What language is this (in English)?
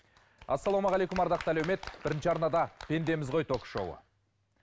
Kazakh